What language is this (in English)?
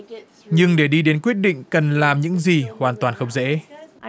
Vietnamese